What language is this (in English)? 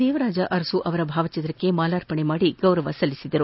Kannada